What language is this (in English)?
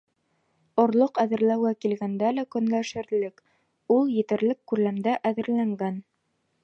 Bashkir